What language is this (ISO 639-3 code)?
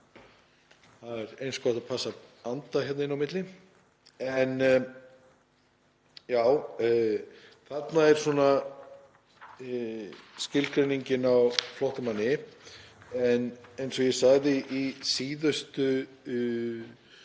isl